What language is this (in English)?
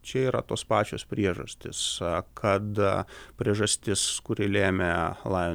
Lithuanian